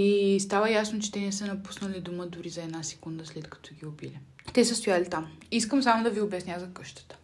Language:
Bulgarian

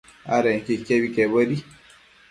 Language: Matsés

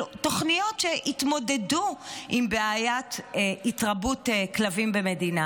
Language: Hebrew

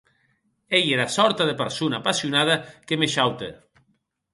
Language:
Occitan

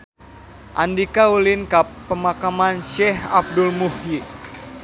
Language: Sundanese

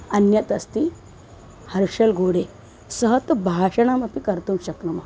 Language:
Sanskrit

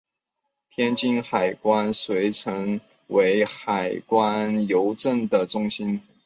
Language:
Chinese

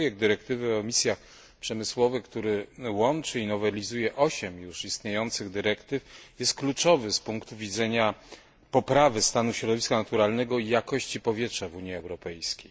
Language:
Polish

